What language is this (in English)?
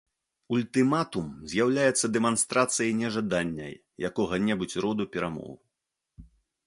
Belarusian